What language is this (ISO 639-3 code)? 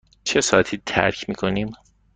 fas